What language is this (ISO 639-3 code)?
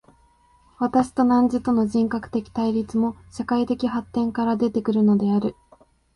jpn